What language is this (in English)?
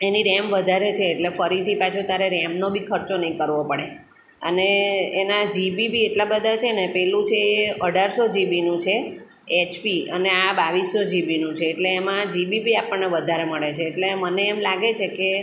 Gujarati